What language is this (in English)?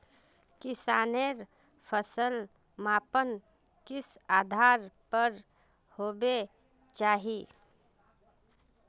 Magahi